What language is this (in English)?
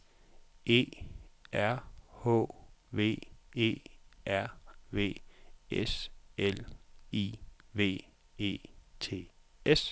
Danish